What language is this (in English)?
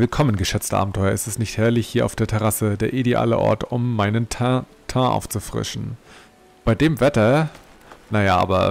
German